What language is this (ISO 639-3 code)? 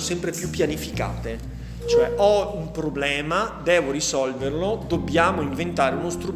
ita